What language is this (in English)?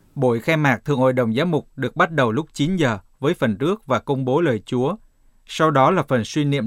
Vietnamese